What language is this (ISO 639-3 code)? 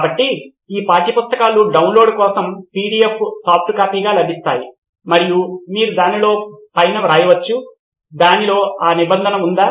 tel